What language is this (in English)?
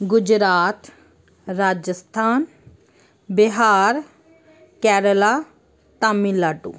Punjabi